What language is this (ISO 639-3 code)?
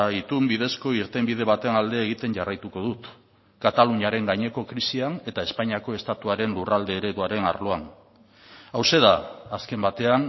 eus